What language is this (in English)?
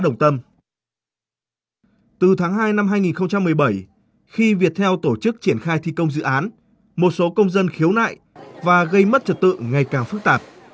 Vietnamese